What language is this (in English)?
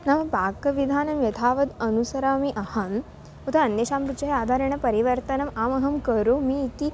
Sanskrit